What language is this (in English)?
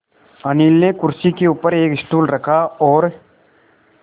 Hindi